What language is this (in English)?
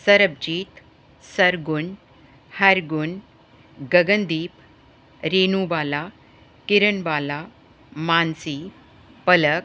Punjabi